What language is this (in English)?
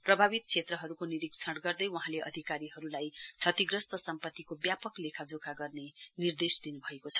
Nepali